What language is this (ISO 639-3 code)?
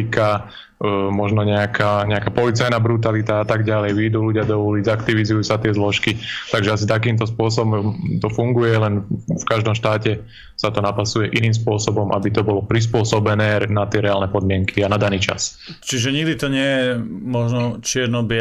slk